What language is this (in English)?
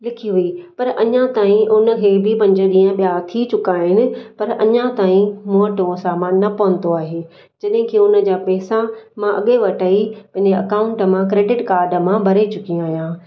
Sindhi